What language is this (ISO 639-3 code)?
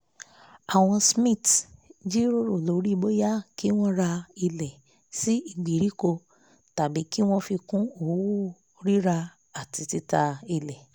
yor